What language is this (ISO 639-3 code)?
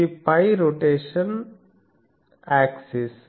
tel